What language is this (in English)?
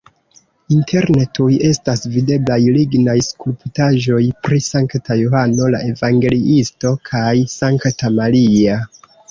Esperanto